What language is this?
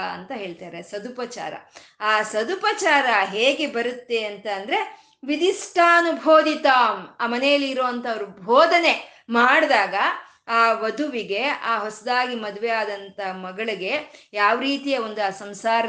Kannada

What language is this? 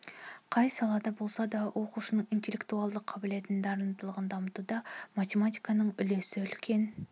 Kazakh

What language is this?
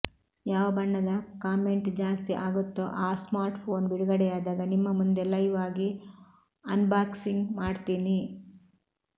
Kannada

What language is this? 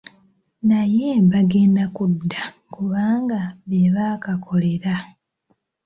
Ganda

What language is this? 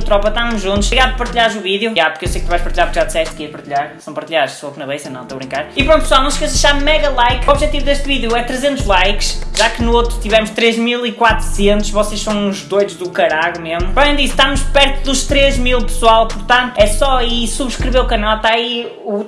Portuguese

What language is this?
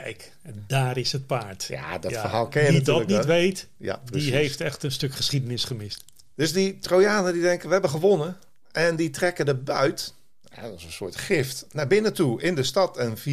Dutch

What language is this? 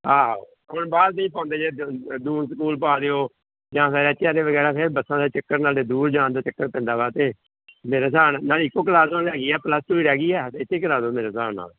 Punjabi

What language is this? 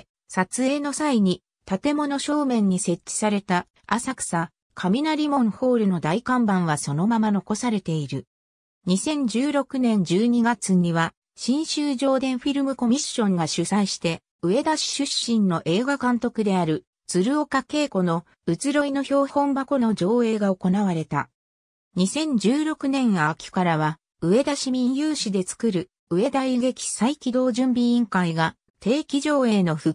Japanese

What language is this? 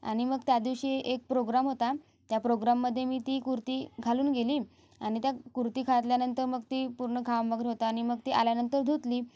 Marathi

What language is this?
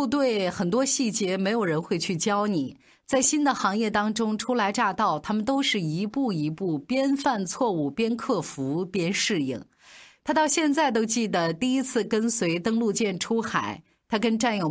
Chinese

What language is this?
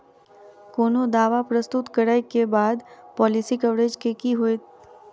Maithili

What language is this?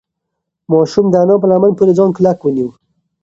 Pashto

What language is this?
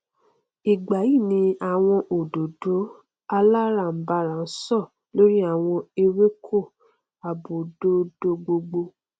Yoruba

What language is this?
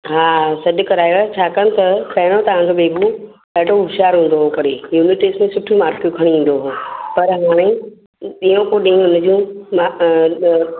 Sindhi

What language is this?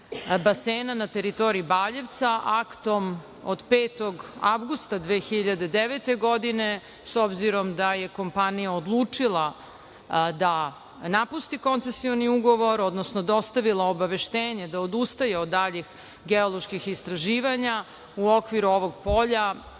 Serbian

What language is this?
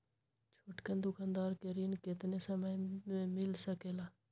Magahi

